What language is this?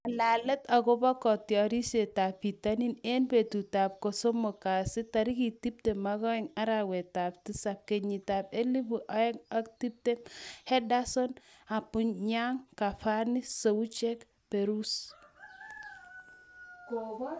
Kalenjin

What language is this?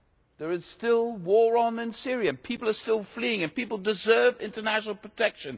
English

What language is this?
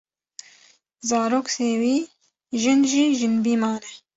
Kurdish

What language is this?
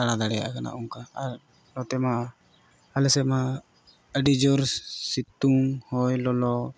Santali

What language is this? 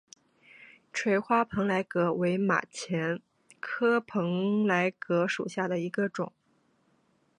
Chinese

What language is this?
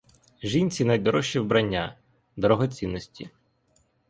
Ukrainian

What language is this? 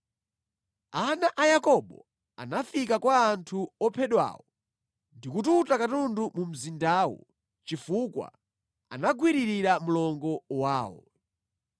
Nyanja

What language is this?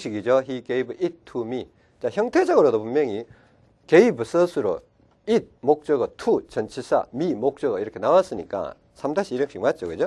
Korean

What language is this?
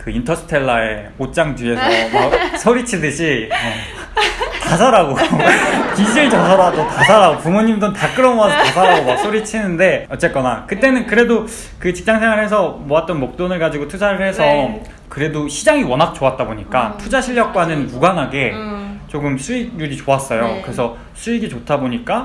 Korean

